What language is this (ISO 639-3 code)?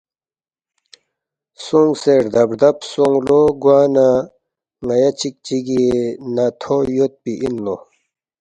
bft